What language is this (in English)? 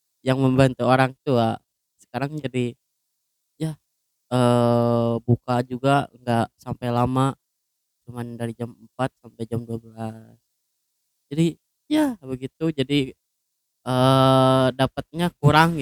Indonesian